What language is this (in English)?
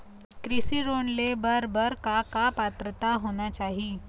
Chhattisgarhi